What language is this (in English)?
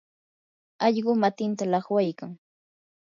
Yanahuanca Pasco Quechua